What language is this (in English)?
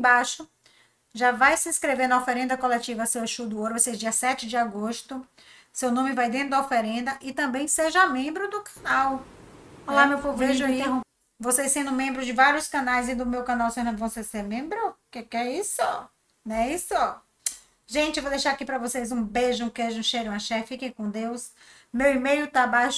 Portuguese